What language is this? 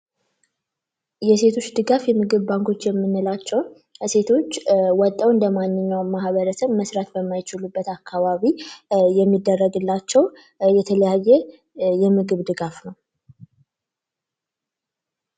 Amharic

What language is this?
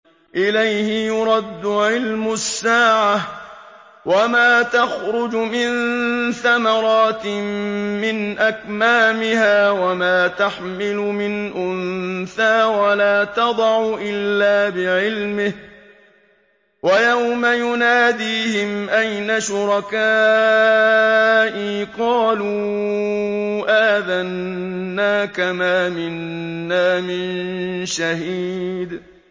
Arabic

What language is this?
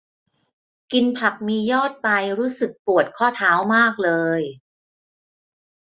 Thai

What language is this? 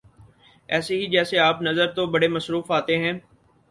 Urdu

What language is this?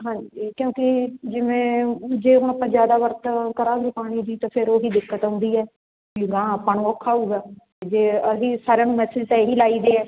Punjabi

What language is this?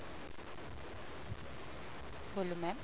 Punjabi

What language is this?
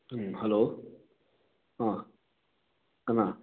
Manipuri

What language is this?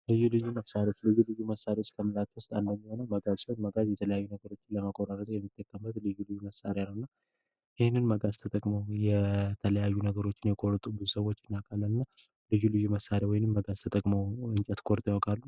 Amharic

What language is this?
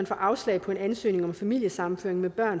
Danish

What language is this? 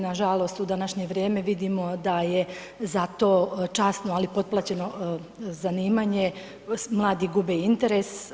Croatian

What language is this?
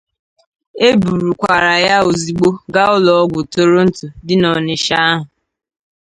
Igbo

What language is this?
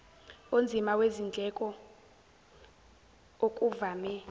Zulu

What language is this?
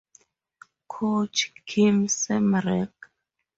English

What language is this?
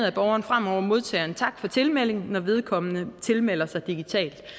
Danish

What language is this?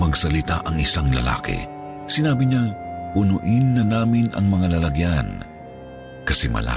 Filipino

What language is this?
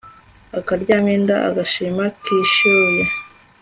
Kinyarwanda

